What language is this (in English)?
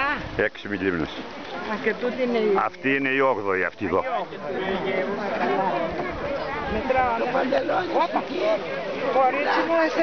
Greek